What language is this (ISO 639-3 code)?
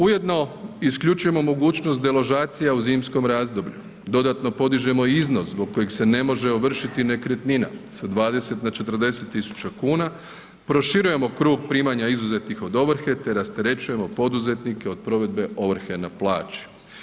hrv